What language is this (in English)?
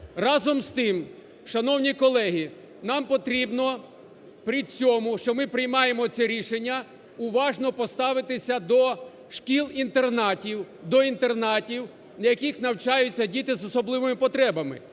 Ukrainian